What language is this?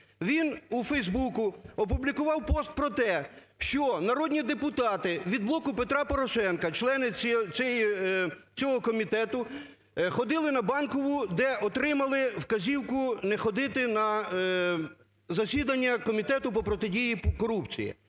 Ukrainian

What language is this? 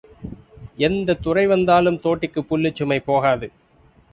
Tamil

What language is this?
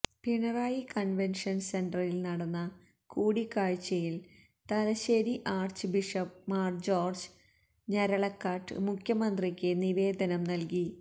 Malayalam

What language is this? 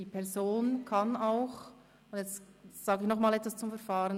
Swiss German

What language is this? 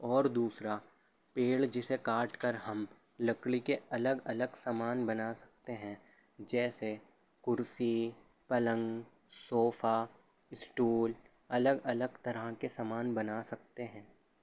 Urdu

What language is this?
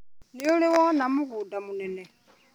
Kikuyu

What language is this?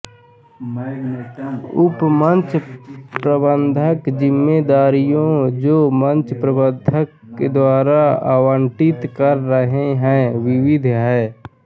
Hindi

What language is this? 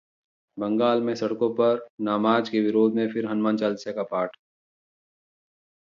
Hindi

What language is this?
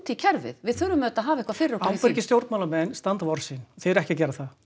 Icelandic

